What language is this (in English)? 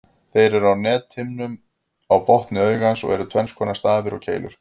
Icelandic